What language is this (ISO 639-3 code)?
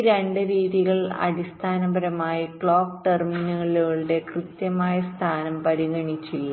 mal